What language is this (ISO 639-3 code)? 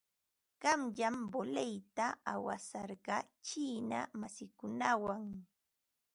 qva